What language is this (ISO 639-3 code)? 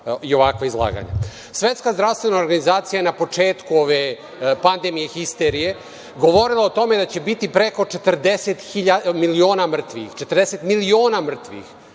srp